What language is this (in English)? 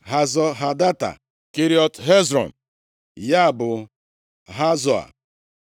Igbo